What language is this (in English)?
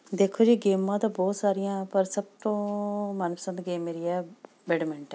Punjabi